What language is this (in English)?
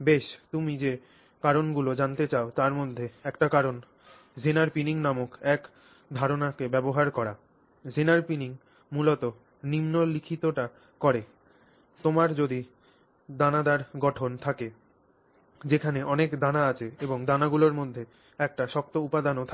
Bangla